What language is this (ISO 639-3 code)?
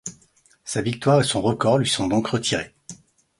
fra